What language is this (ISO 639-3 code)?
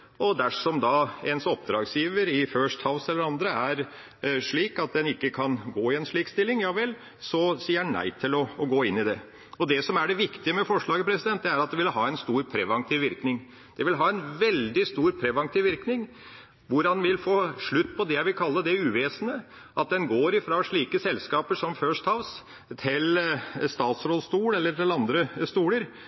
nob